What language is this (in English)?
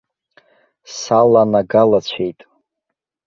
Abkhazian